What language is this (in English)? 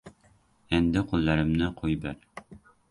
Uzbek